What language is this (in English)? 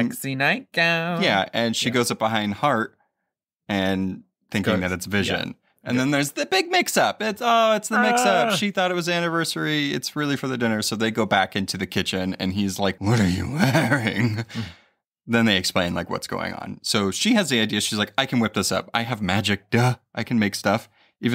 English